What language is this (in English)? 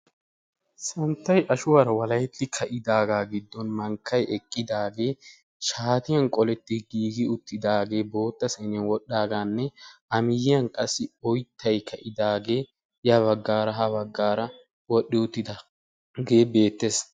Wolaytta